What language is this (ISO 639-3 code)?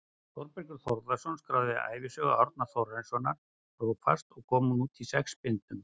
isl